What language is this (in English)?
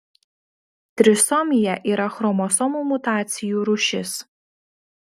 Lithuanian